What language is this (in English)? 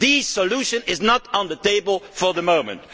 English